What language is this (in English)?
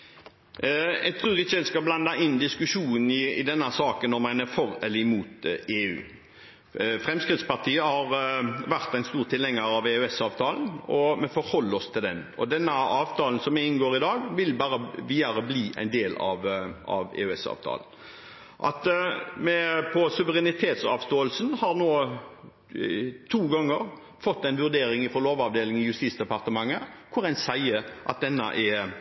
Norwegian Bokmål